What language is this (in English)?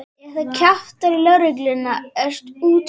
Icelandic